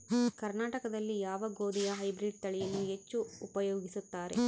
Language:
Kannada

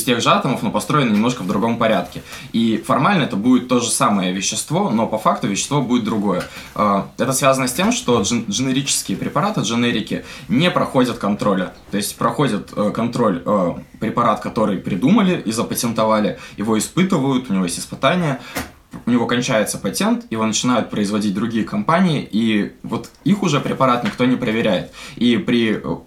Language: Russian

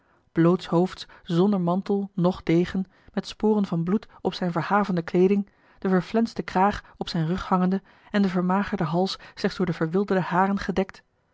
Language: Dutch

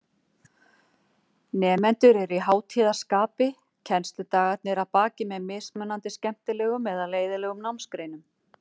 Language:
Icelandic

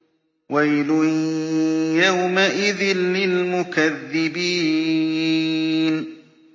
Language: Arabic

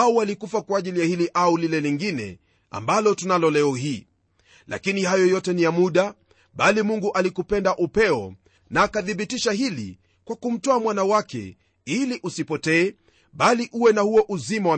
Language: Swahili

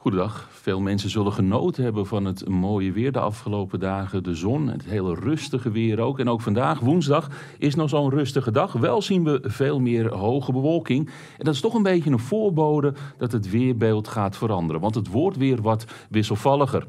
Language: Dutch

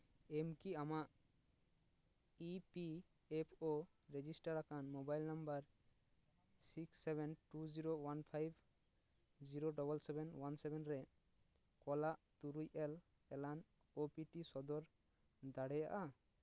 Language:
Santali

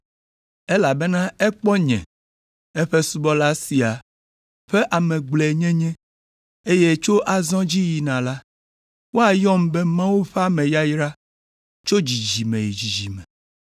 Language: Ewe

